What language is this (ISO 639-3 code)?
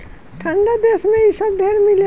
bho